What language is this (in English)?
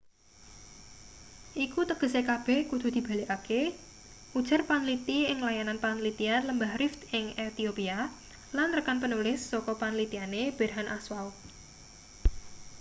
Javanese